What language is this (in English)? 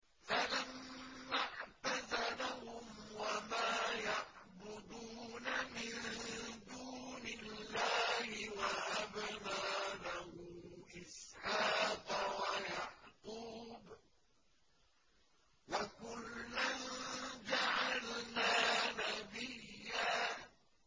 Arabic